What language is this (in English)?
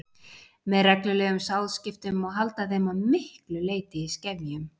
Icelandic